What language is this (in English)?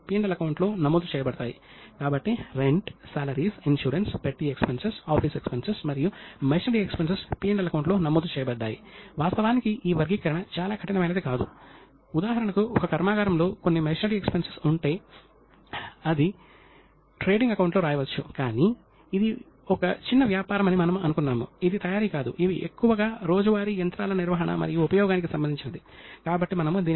Telugu